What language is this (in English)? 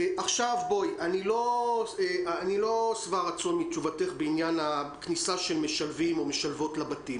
Hebrew